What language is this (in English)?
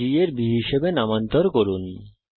Bangla